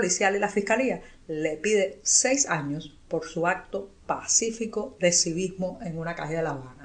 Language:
Spanish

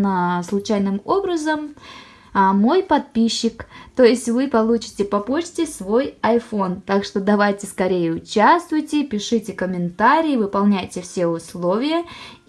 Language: Russian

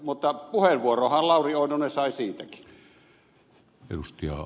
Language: Finnish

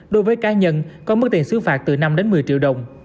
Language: Vietnamese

